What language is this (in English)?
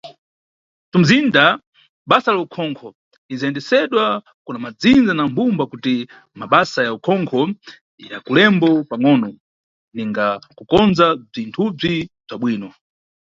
Nyungwe